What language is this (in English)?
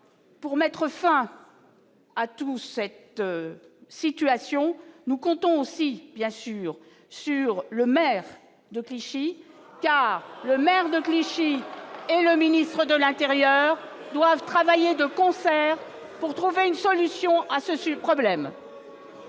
French